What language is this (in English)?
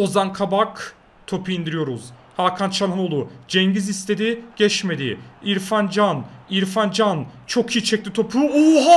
Turkish